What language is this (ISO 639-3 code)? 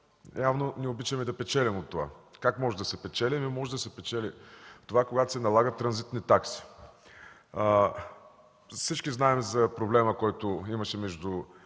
bul